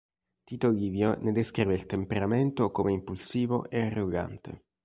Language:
Italian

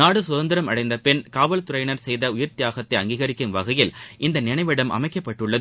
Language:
Tamil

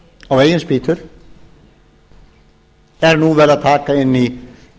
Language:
Icelandic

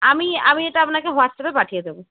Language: Bangla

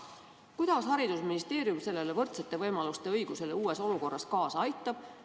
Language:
Estonian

